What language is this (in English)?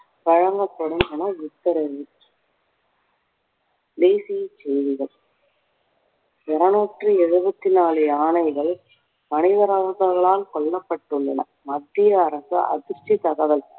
Tamil